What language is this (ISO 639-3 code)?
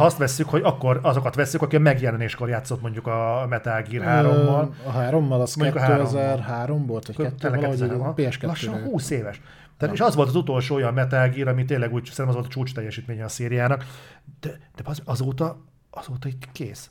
hun